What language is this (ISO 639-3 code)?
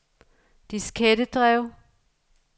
dan